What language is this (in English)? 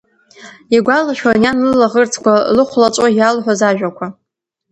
Abkhazian